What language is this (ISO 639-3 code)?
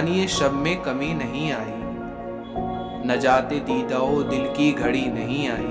urd